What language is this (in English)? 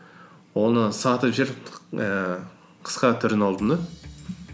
Kazakh